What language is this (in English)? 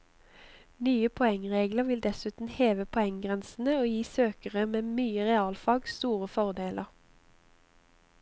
Norwegian